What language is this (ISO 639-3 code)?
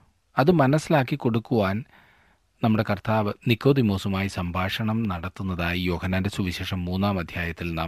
mal